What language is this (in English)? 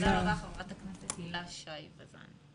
Hebrew